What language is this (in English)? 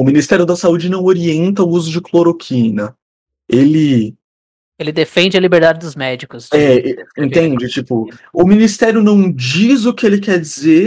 Portuguese